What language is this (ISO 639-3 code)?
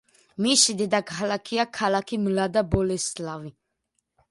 kat